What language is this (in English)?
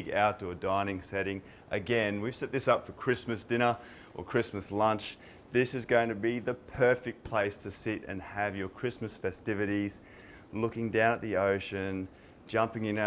English